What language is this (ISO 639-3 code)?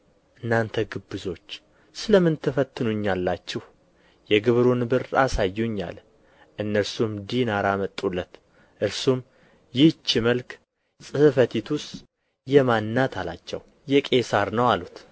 amh